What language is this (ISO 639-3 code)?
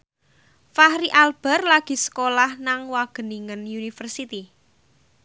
jav